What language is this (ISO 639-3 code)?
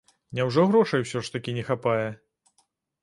bel